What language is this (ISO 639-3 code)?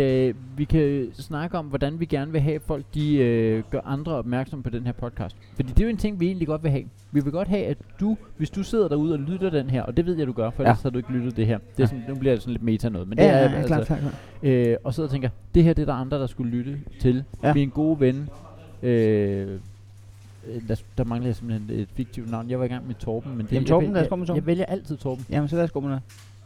dan